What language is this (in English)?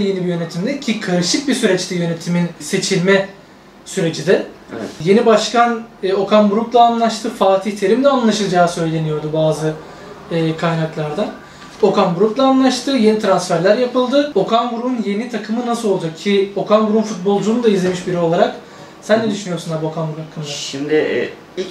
Turkish